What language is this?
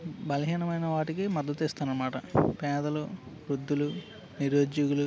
Telugu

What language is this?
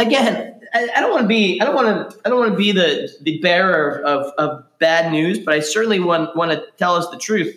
English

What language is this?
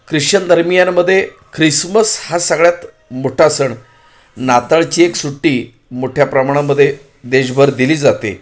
Marathi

